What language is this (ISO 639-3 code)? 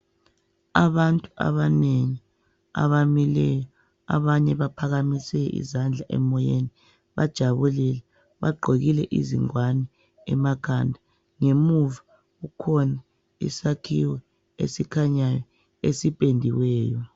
nde